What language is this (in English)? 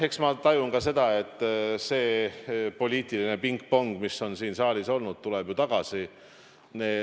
Estonian